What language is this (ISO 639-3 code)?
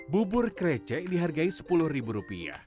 ind